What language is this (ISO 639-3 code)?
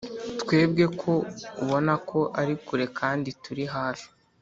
kin